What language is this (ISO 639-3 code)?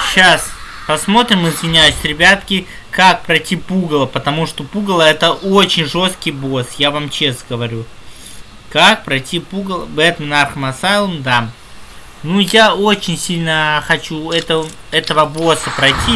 rus